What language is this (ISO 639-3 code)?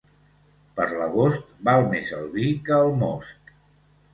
cat